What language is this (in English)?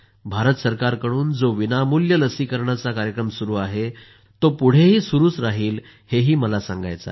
Marathi